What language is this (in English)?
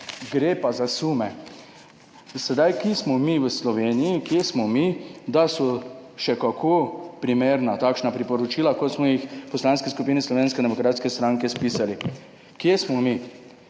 Slovenian